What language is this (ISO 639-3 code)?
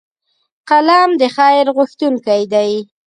pus